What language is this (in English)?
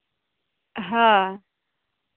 Santali